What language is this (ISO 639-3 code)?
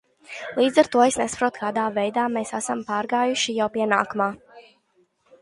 lav